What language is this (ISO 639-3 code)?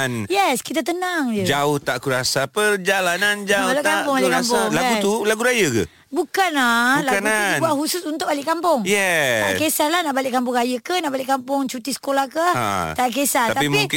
msa